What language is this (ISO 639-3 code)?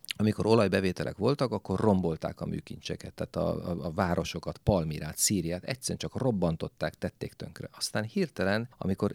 hun